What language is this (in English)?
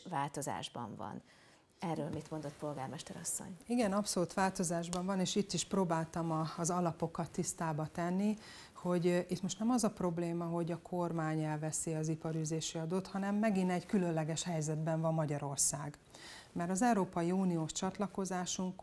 Hungarian